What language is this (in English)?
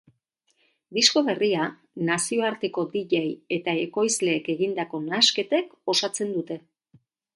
Basque